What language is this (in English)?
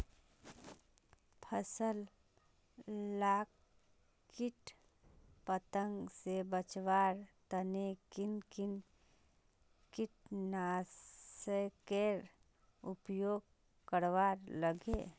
Magahi